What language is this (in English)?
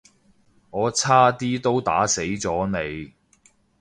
Cantonese